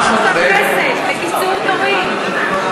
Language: Hebrew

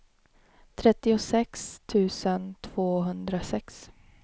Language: Swedish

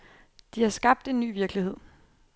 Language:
Danish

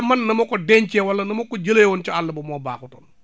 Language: Wolof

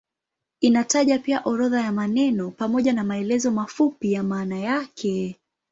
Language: Swahili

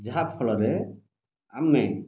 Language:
Odia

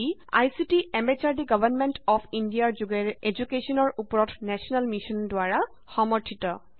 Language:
Assamese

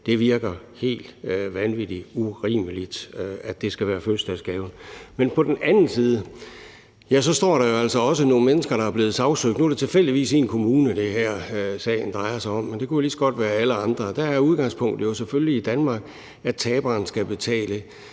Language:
Danish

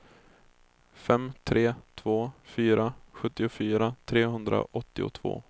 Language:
Swedish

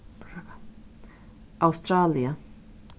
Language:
Faroese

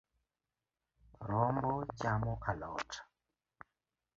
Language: Luo (Kenya and Tanzania)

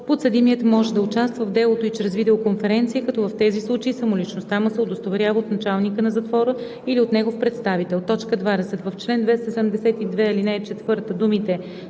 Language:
Bulgarian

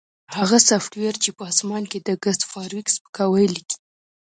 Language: Pashto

